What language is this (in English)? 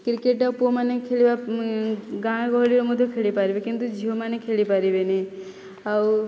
Odia